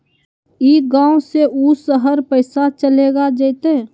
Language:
Magahi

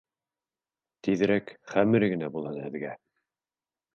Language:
Bashkir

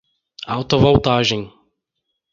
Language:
Portuguese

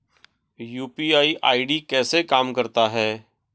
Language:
Hindi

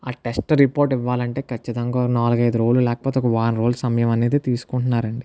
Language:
Telugu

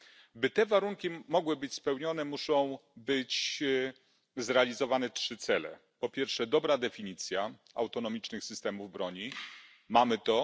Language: Polish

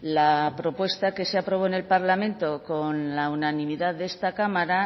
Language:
Spanish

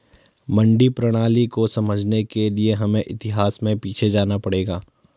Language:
Hindi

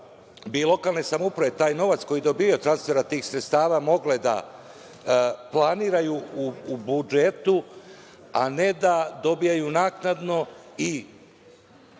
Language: Serbian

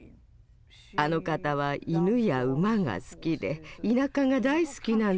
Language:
Japanese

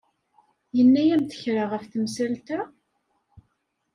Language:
Kabyle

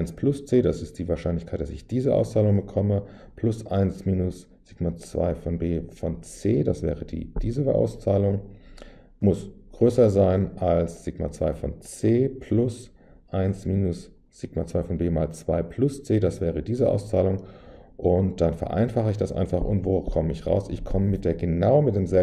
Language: German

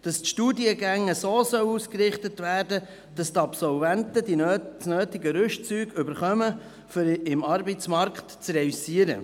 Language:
Swiss German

